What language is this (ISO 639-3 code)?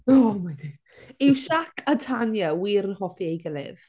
cym